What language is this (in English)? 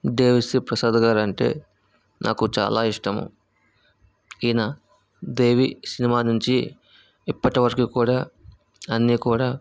Telugu